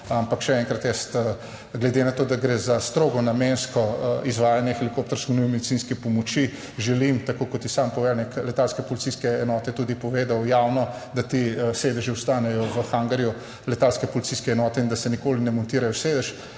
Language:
Slovenian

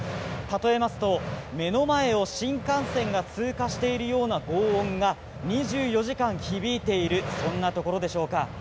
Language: Japanese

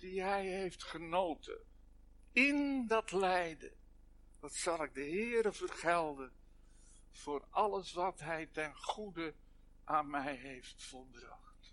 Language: Dutch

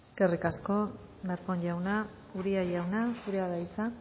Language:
Basque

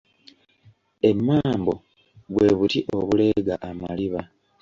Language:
Ganda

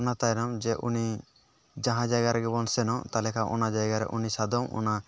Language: Santali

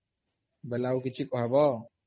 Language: Odia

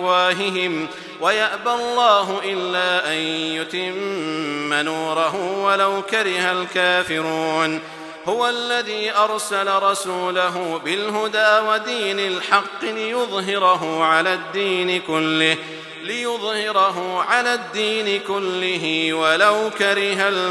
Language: Arabic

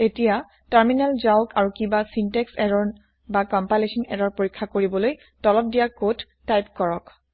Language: Assamese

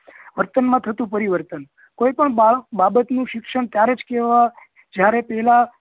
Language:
Gujarati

